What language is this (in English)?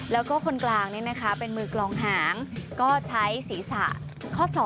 Thai